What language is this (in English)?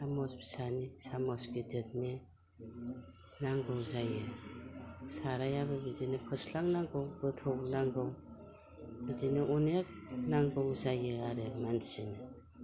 Bodo